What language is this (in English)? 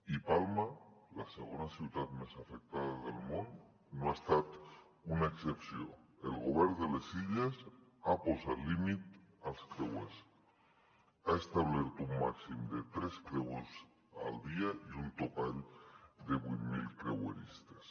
Catalan